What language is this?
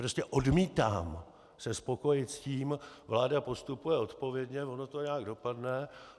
Czech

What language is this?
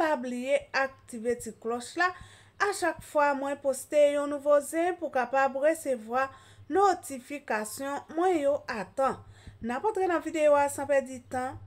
French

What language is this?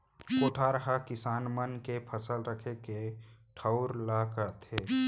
Chhattisgarhi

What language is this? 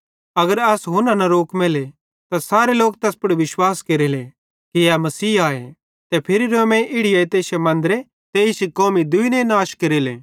Bhadrawahi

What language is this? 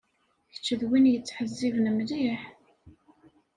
Kabyle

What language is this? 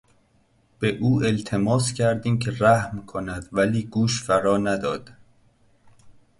Persian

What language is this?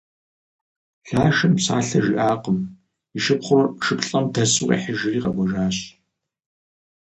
Kabardian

